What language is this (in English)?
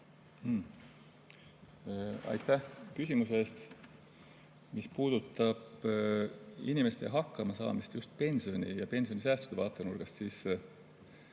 Estonian